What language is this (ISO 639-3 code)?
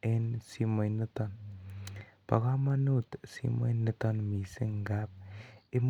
kln